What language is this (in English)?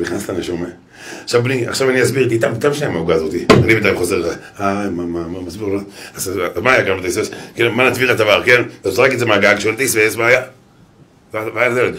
Hebrew